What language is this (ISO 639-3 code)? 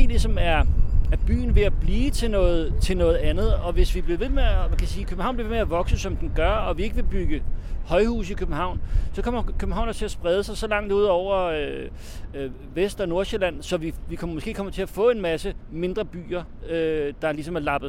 dan